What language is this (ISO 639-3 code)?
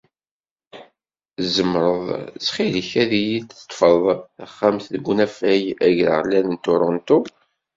kab